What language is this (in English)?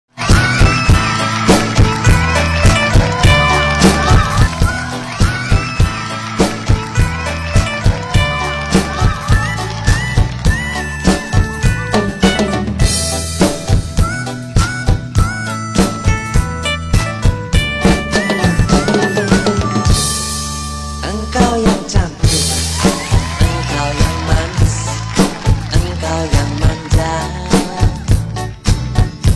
Indonesian